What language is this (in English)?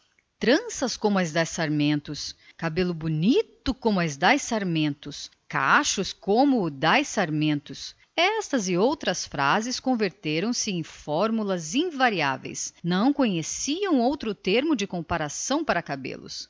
Portuguese